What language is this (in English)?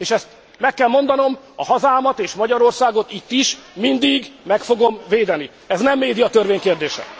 Hungarian